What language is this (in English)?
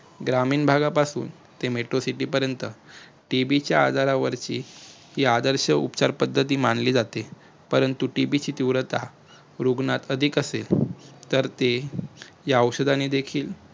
Marathi